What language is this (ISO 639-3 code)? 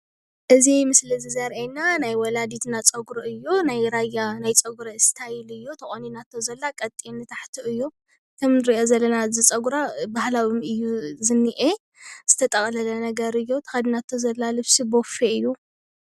tir